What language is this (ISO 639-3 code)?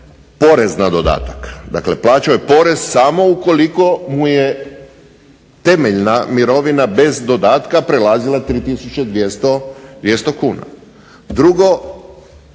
hrv